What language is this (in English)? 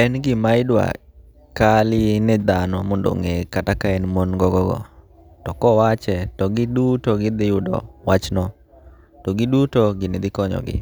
Luo (Kenya and Tanzania)